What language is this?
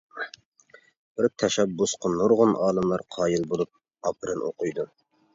Uyghur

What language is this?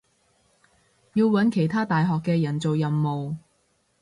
Cantonese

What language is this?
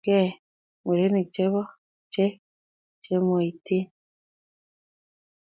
Kalenjin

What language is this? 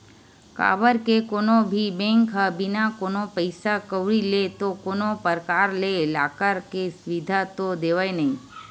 Chhattisgarhi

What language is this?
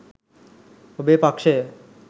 Sinhala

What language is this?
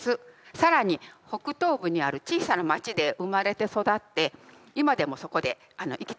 Japanese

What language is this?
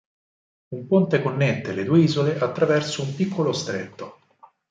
Italian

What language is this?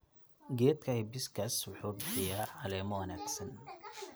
Somali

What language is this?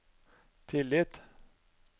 Norwegian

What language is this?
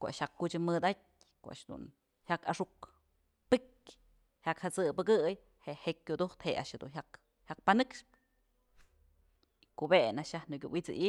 Mazatlán Mixe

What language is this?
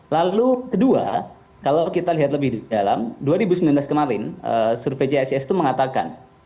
Indonesian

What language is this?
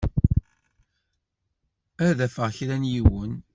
Kabyle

